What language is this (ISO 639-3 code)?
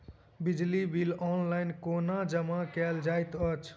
mai